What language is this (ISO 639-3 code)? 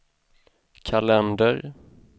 swe